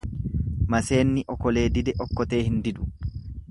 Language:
Oromo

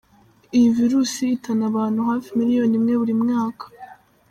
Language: Kinyarwanda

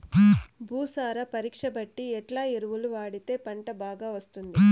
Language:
Telugu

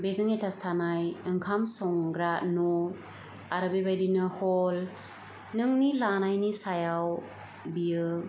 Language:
Bodo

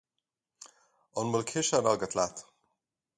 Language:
Irish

